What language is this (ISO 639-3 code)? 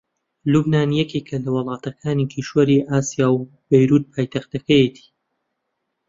ckb